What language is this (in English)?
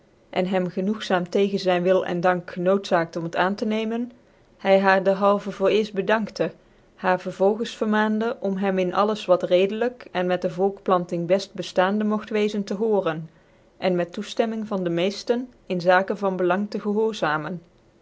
Dutch